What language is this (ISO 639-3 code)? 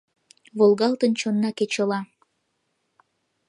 chm